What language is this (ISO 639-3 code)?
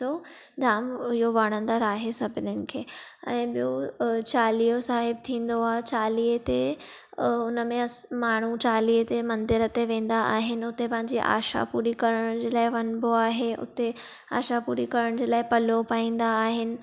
snd